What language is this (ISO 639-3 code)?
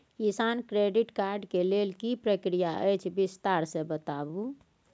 mai